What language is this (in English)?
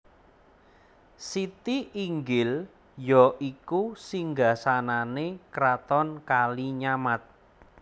Javanese